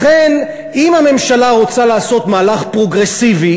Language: Hebrew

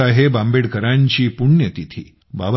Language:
Marathi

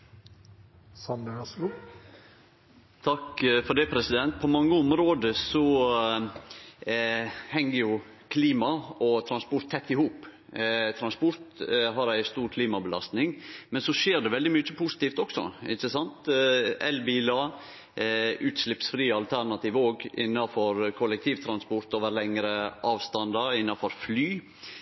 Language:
Norwegian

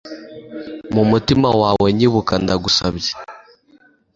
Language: Kinyarwanda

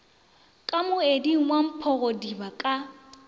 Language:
Northern Sotho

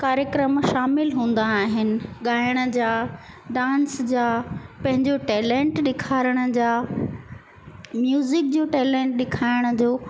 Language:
Sindhi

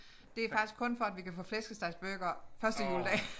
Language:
Danish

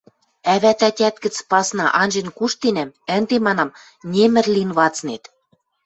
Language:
Western Mari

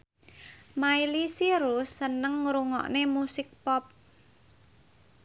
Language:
Javanese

